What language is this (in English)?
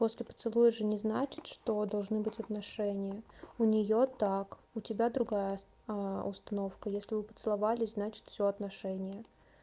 Russian